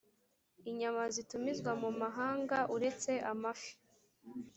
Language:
Kinyarwanda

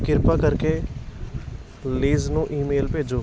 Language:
Punjabi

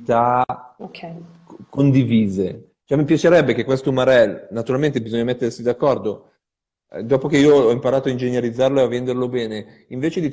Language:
Italian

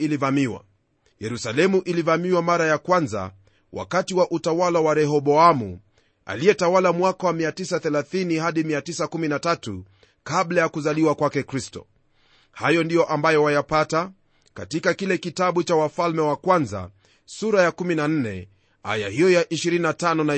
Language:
Swahili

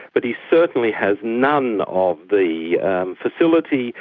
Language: English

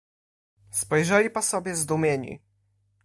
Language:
Polish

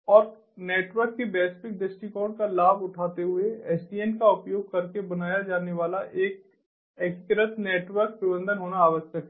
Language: Hindi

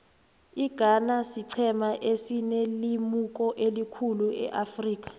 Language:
South Ndebele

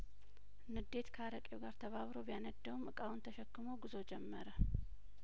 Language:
Amharic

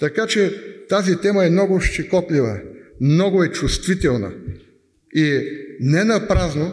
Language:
Bulgarian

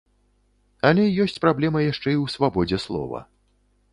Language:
Belarusian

